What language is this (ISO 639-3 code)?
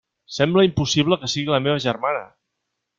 cat